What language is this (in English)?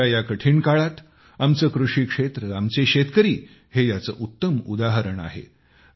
Marathi